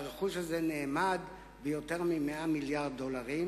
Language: Hebrew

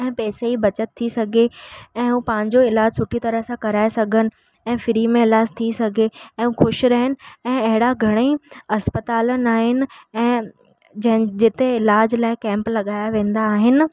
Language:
Sindhi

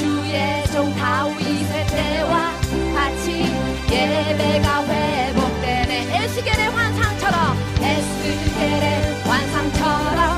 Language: Korean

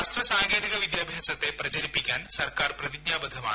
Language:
Malayalam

